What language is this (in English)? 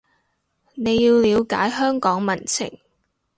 Cantonese